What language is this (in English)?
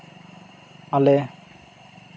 Santali